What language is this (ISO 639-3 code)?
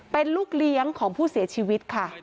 tha